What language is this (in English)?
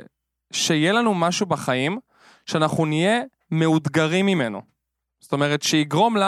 Hebrew